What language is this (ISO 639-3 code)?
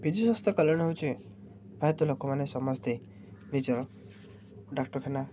ori